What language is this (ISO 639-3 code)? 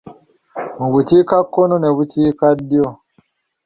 lug